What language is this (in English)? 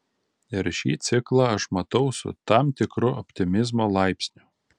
Lithuanian